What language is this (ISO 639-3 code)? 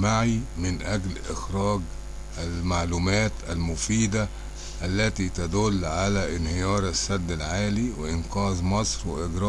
ara